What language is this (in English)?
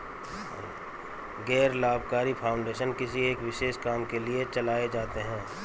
Hindi